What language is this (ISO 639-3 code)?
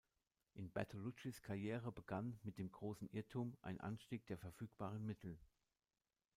deu